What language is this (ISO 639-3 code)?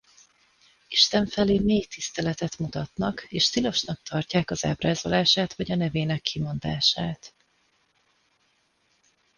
hun